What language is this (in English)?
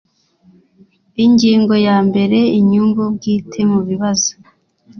Kinyarwanda